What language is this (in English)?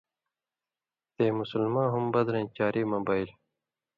Indus Kohistani